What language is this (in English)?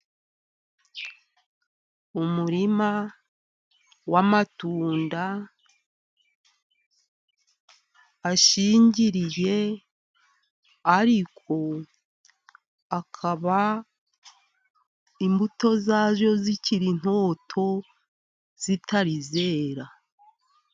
Kinyarwanda